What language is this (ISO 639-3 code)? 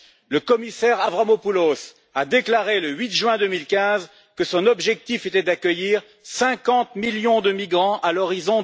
fra